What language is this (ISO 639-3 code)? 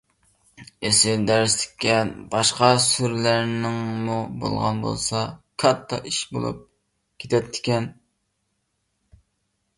uig